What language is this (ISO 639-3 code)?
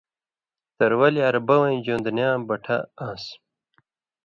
mvy